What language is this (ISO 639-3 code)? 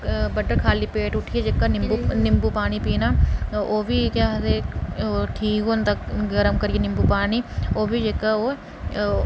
doi